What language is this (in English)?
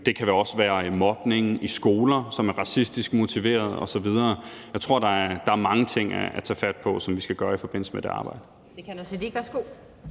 Danish